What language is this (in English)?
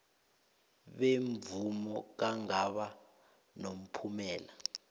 South Ndebele